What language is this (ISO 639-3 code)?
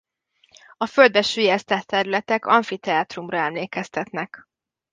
hun